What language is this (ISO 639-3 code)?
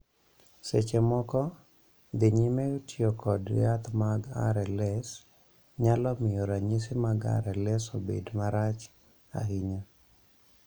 luo